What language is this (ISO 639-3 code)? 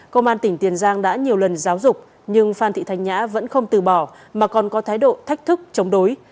vie